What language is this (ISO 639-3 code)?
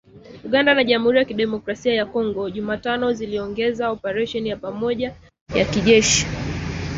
swa